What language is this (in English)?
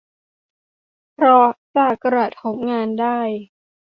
Thai